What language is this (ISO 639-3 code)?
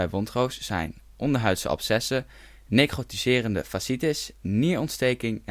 nld